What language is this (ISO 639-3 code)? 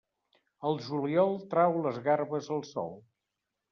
cat